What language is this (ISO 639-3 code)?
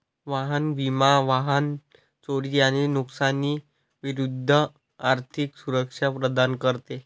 mar